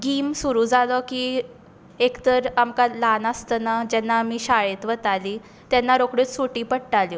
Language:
Konkani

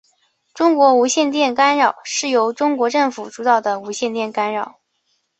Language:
Chinese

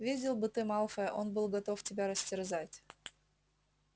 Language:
Russian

